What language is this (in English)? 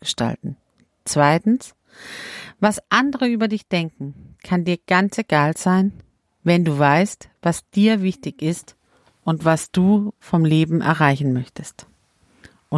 German